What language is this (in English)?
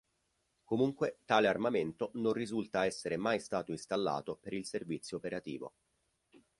Italian